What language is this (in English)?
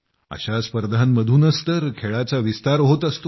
Marathi